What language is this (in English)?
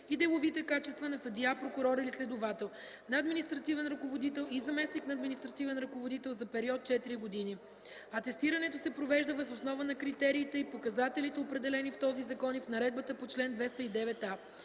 Bulgarian